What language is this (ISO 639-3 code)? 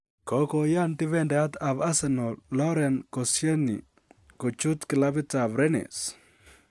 kln